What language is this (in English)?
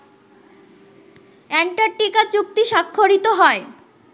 Bangla